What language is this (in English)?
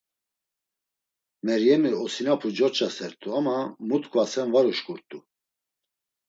Laz